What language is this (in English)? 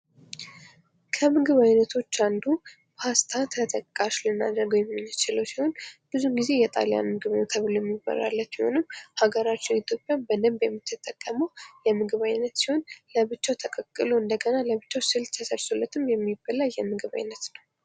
Amharic